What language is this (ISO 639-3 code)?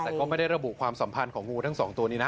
tha